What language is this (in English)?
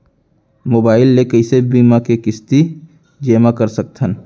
Chhattisgarhi